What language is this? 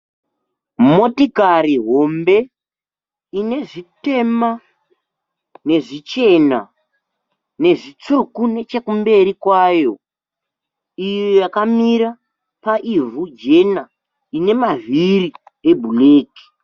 Shona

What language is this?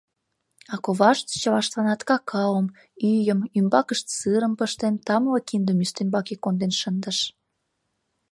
Mari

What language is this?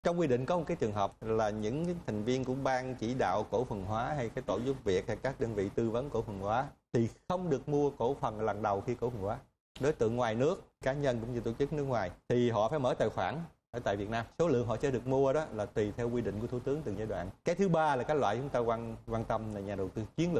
Vietnamese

